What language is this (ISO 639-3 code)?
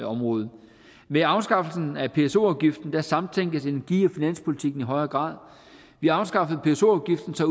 dan